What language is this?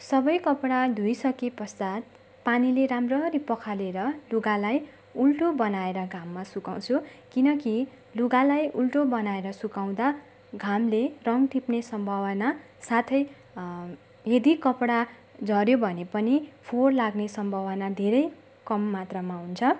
Nepali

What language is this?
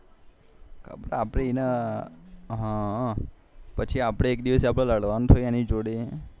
Gujarati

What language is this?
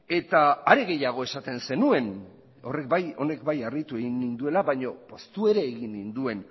Basque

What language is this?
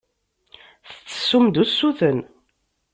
Kabyle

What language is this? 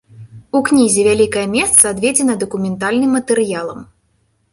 Belarusian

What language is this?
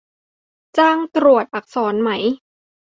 Thai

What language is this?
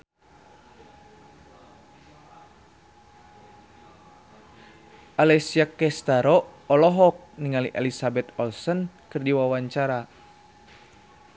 Sundanese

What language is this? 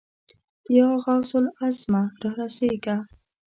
Pashto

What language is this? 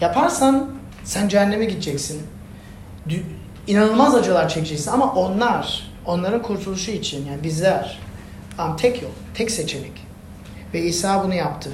Turkish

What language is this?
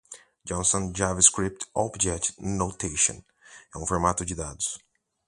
Portuguese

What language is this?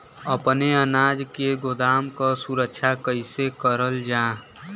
Bhojpuri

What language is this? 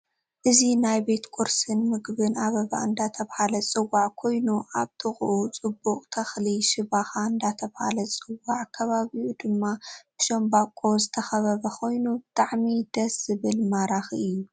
Tigrinya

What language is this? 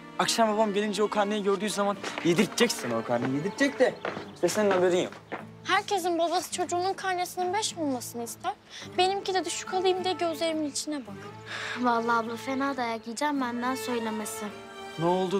Turkish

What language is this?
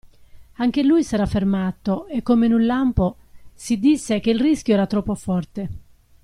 Italian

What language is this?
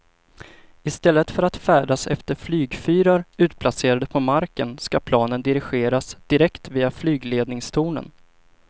Swedish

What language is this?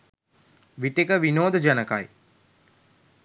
Sinhala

